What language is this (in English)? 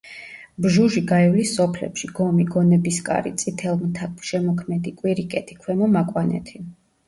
Georgian